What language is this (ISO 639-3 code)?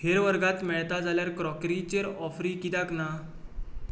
kok